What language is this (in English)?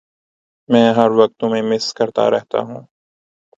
Urdu